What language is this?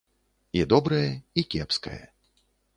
Belarusian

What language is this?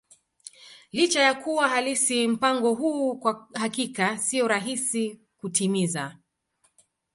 Swahili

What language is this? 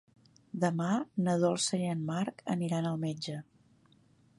Catalan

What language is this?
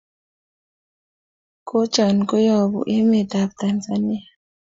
Kalenjin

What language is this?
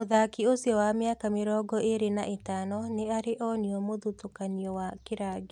Kikuyu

